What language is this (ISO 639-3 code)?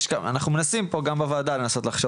heb